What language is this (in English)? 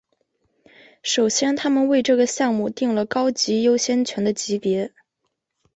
Chinese